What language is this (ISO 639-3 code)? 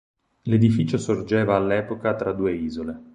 ita